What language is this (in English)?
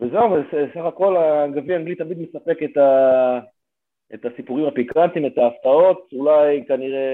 Hebrew